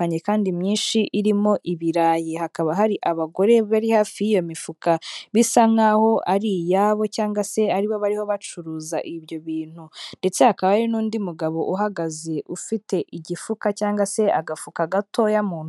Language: Kinyarwanda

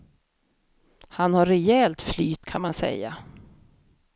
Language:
Swedish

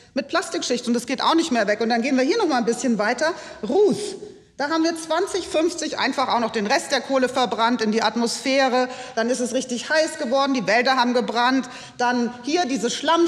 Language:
German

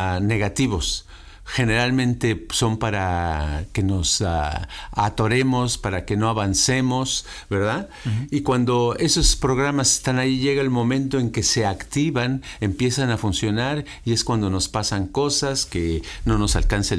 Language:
Spanish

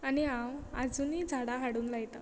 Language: Konkani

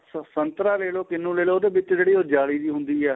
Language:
Punjabi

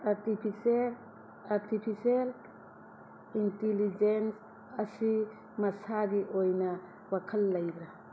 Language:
Manipuri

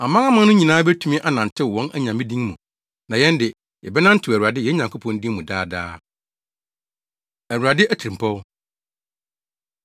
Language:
Akan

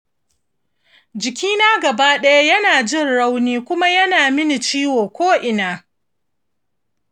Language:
Hausa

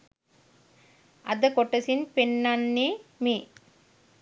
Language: Sinhala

